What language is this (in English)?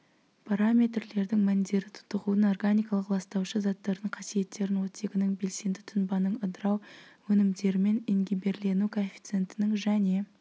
Kazakh